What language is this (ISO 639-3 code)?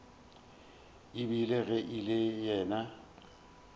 nso